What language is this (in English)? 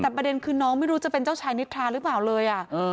Thai